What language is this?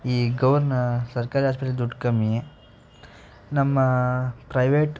Kannada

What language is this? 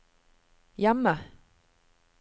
Norwegian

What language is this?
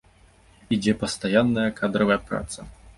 Belarusian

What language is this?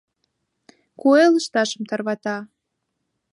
Mari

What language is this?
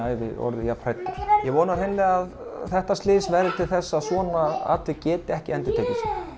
Icelandic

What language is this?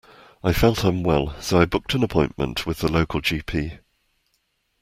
English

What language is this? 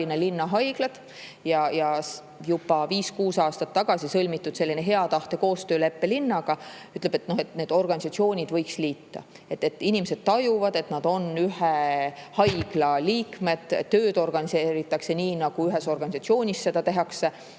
Estonian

